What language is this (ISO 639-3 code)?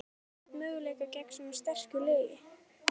isl